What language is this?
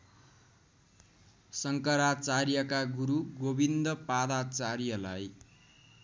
Nepali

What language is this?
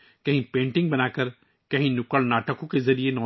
Urdu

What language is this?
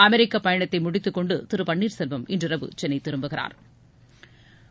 Tamil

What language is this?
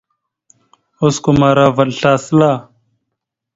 Mada (Cameroon)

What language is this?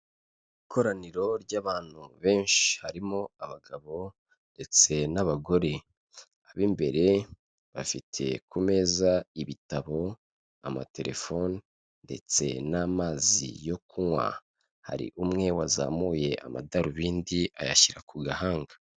Kinyarwanda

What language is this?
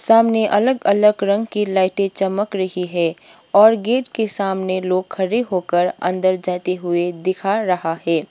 Hindi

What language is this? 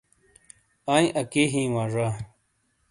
Shina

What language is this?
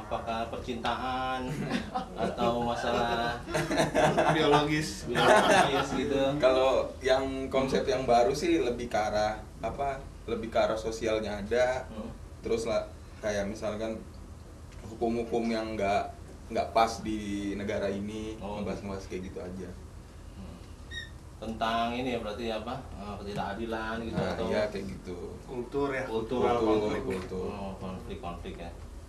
Indonesian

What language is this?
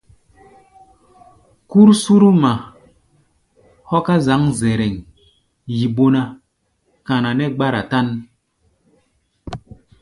Gbaya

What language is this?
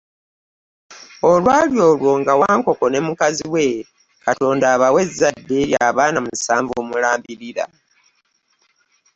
Ganda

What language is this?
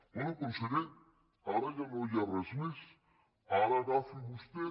Catalan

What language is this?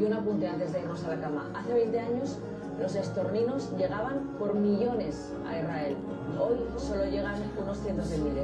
Italian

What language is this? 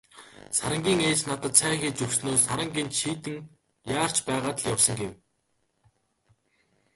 Mongolian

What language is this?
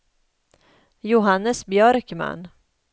Swedish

